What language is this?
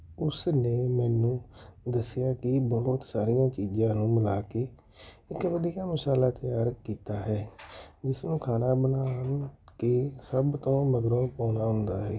Punjabi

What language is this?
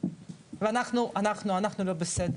Hebrew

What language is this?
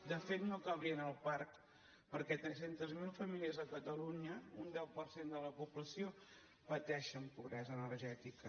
Catalan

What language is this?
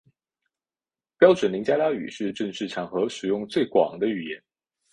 Chinese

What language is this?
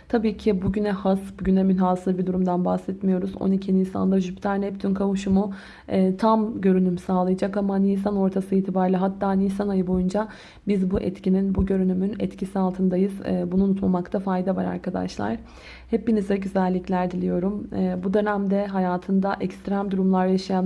Turkish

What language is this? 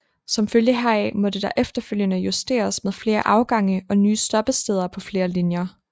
Danish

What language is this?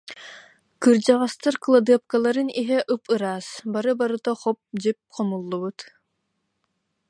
Yakut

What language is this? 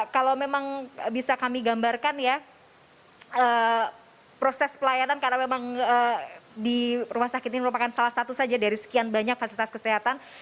Indonesian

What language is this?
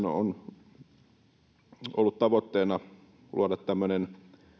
Finnish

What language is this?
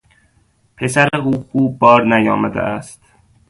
Persian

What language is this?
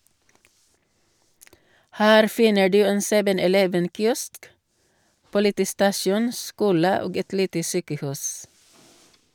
Norwegian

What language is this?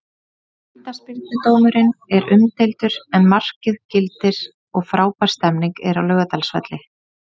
Icelandic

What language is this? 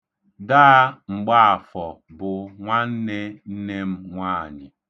Igbo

